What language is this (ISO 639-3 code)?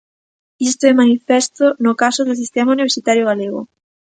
glg